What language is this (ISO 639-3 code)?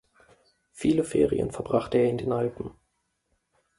deu